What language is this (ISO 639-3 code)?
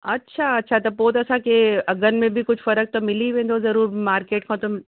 snd